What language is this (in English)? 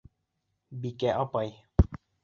Bashkir